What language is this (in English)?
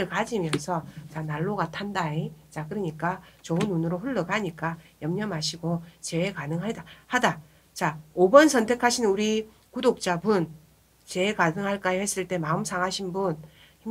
Korean